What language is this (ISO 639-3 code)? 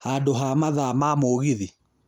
kik